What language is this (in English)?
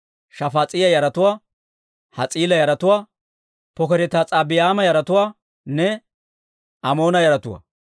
Dawro